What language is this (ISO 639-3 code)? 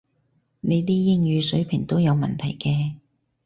yue